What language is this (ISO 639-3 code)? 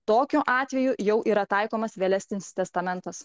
lit